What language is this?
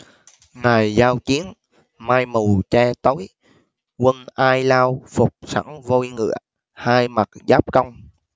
Vietnamese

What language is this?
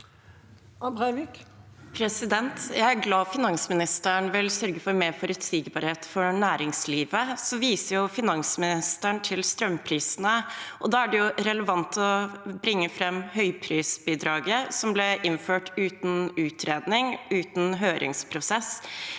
Norwegian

